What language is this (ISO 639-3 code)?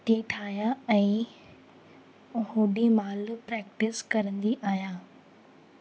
snd